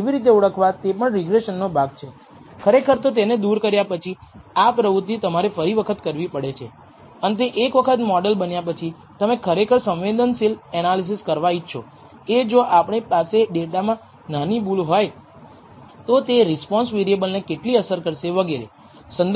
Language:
Gujarati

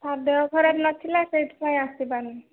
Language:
Odia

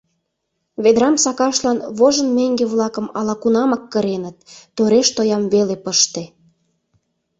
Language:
Mari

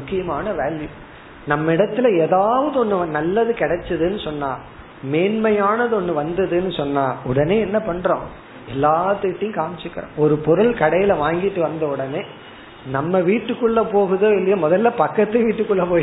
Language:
Tamil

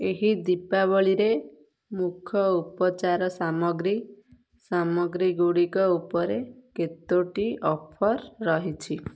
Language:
Odia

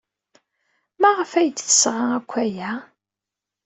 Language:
Kabyle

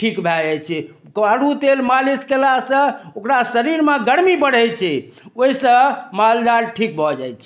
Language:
Maithili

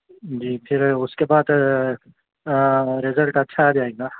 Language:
Urdu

